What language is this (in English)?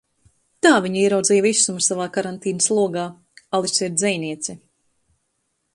Latvian